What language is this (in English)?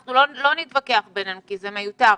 Hebrew